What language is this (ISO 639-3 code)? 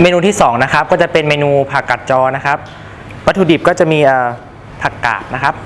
tha